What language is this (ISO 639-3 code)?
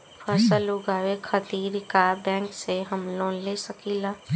bho